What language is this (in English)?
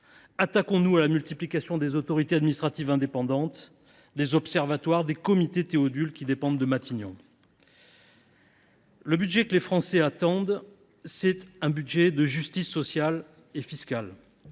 French